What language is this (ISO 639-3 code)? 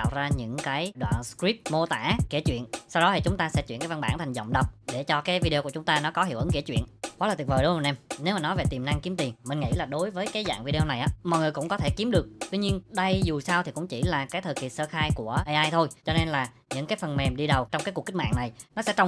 vie